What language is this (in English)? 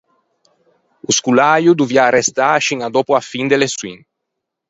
Ligurian